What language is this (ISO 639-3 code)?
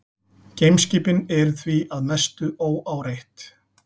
isl